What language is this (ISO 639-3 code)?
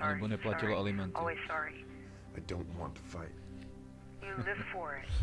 ces